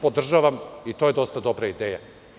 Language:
Serbian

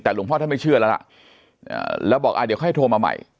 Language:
Thai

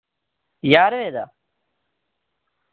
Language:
Dogri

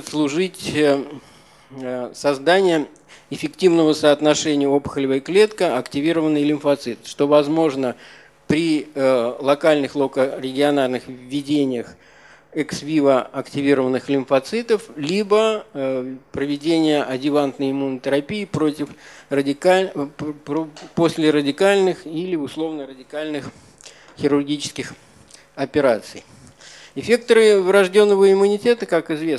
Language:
Russian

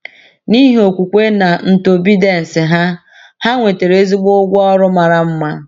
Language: Igbo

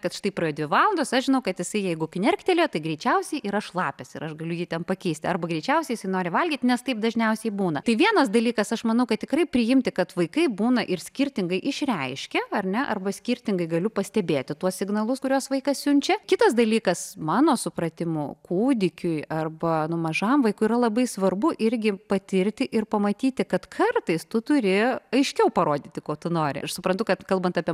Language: Lithuanian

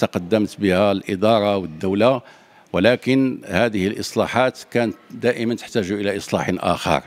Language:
Arabic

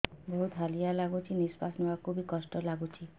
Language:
Odia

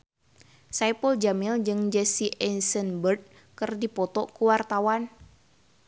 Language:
Sundanese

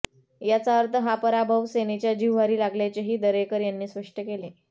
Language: Marathi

